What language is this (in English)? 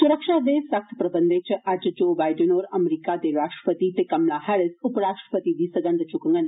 Dogri